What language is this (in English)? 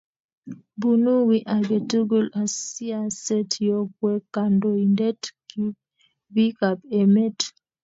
Kalenjin